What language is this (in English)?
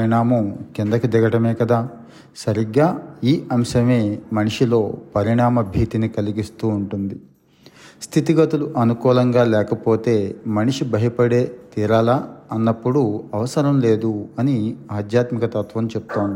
Telugu